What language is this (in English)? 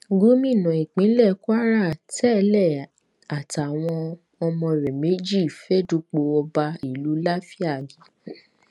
Yoruba